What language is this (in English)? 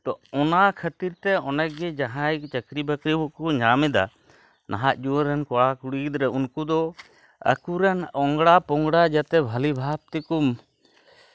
Santali